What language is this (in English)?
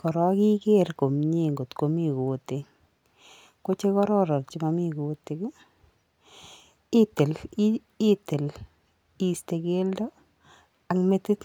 Kalenjin